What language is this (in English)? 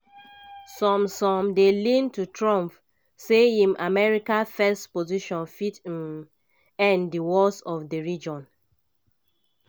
Nigerian Pidgin